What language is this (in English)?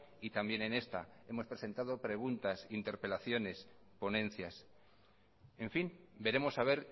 Spanish